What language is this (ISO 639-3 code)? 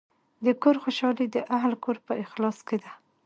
pus